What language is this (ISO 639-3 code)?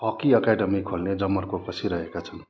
nep